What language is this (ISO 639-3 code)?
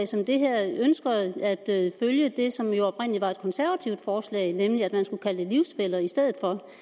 dan